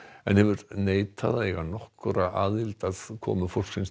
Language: Icelandic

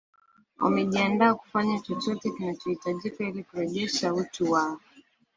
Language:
Swahili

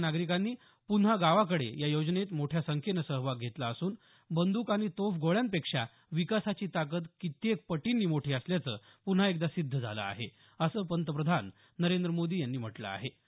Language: Marathi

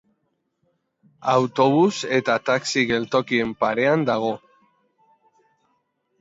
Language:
Basque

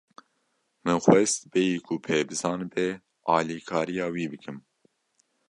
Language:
Kurdish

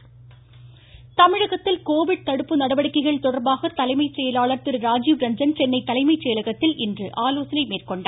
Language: Tamil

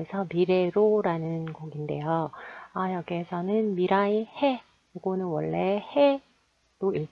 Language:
Korean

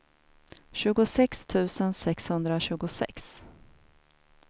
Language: Swedish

